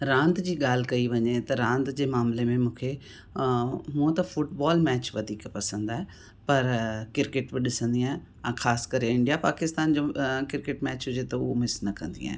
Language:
Sindhi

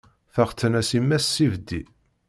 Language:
Kabyle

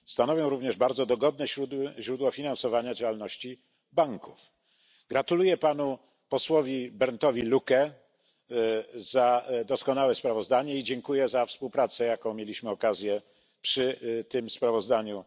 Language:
Polish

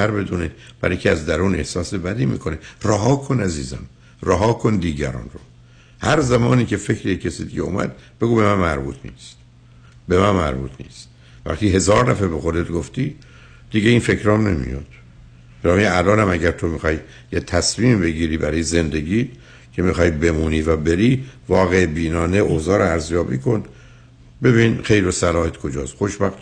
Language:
Persian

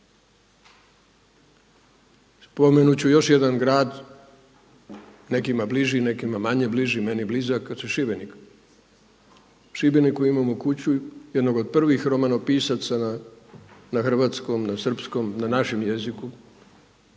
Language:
Croatian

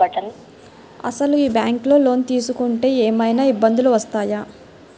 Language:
Telugu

